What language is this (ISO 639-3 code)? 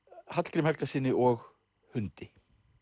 isl